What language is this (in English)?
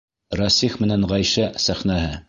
Bashkir